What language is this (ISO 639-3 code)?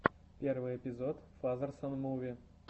rus